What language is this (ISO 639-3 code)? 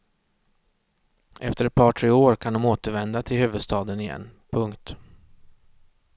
swe